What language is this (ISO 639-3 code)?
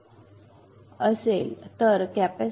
mar